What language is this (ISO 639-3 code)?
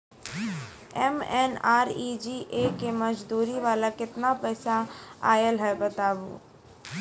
mai